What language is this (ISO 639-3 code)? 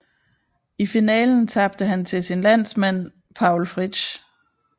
dan